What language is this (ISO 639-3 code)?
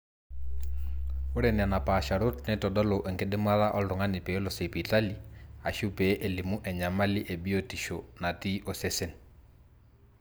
mas